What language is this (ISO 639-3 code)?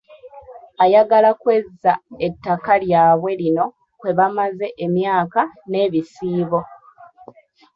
lug